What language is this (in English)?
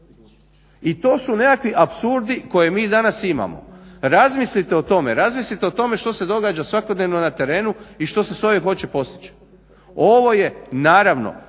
Croatian